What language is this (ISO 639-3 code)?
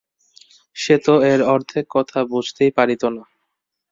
ben